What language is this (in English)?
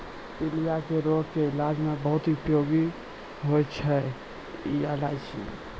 Maithili